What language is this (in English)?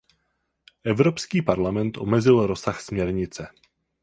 Czech